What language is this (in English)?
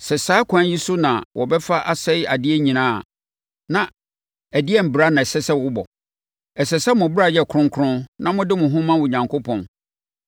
Akan